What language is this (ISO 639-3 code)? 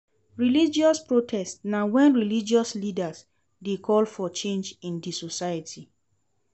pcm